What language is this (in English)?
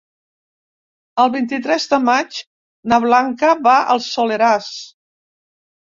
Catalan